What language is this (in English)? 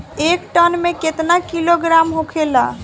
Bhojpuri